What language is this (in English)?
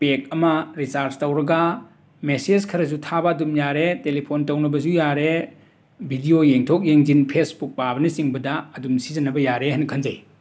Manipuri